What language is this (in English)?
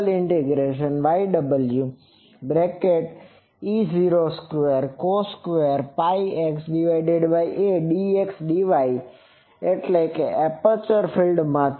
Gujarati